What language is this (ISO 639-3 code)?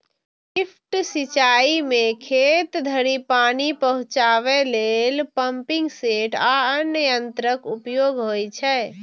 mai